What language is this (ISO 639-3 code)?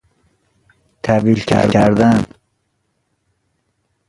fas